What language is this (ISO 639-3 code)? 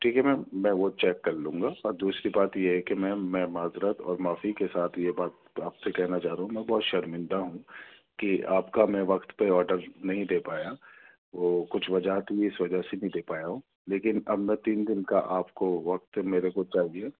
urd